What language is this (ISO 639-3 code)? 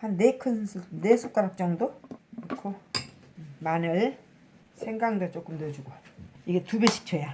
kor